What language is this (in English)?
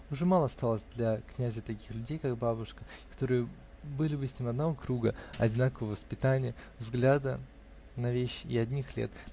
Russian